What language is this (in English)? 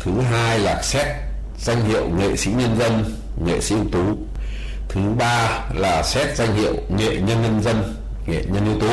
Vietnamese